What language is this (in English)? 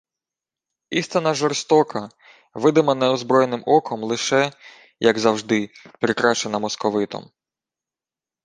Ukrainian